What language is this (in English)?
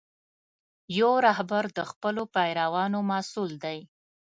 Pashto